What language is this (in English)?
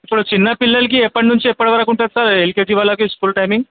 Telugu